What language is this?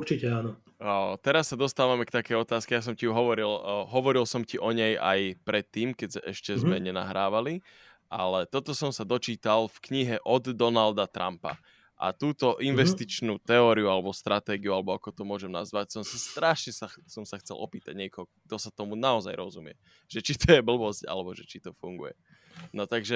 Slovak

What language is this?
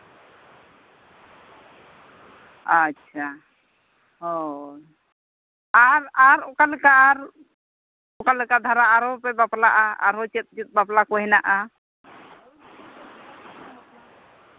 Santali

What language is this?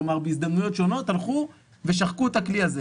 Hebrew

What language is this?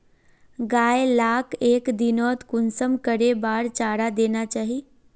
Magahi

